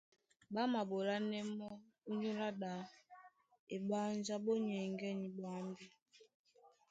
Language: Duala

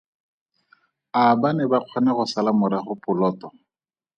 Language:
Tswana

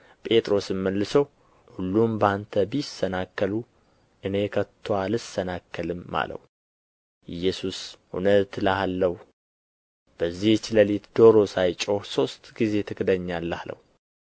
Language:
Amharic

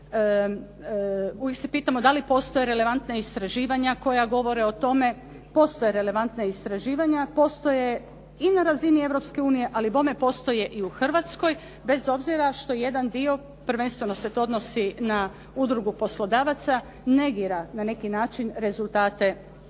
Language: Croatian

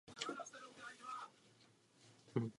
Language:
Czech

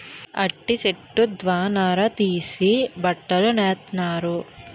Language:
Telugu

